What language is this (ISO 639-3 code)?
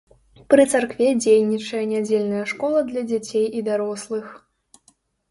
bel